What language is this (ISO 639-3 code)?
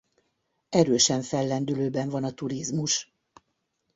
hun